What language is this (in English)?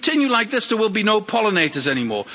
English